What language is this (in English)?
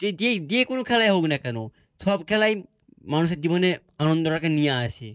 Bangla